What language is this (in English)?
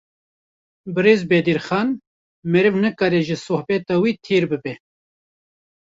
Kurdish